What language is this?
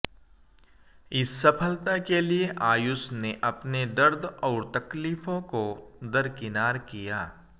Hindi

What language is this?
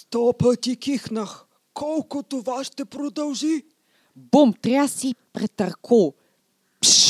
Bulgarian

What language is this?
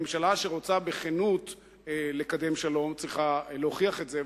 Hebrew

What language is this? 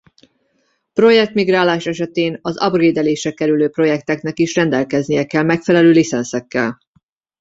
Hungarian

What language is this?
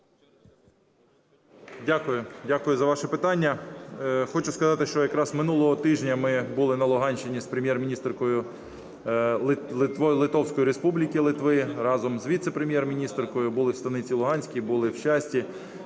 Ukrainian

